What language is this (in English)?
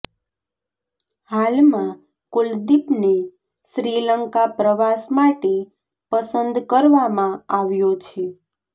Gujarati